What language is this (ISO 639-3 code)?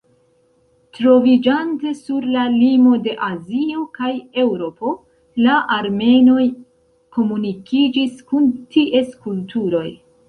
epo